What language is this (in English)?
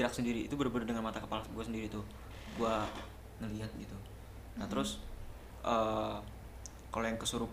Indonesian